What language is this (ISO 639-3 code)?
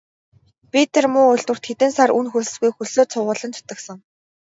mon